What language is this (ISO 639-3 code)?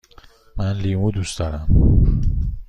fas